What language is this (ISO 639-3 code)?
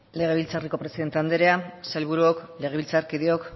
eus